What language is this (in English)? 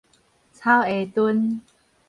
Min Nan Chinese